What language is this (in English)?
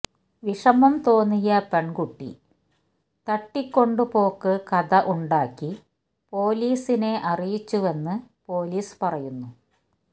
Malayalam